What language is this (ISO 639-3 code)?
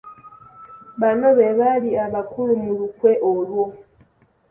lug